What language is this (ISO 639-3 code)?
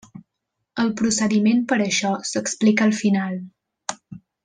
cat